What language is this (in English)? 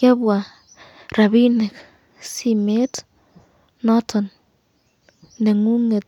Kalenjin